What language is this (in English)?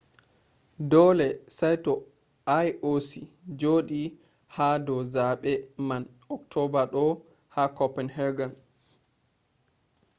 Fula